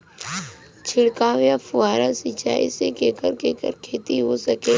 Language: Bhojpuri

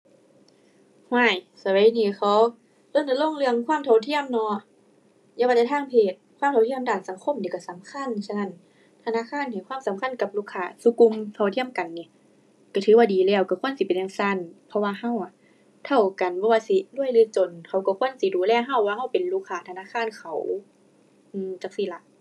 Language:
Thai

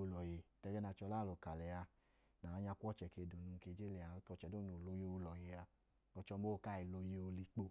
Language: Idoma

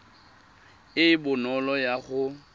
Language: Tswana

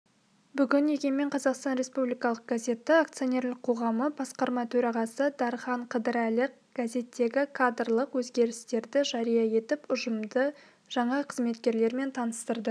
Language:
Kazakh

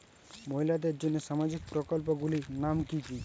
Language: Bangla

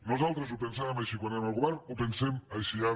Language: Catalan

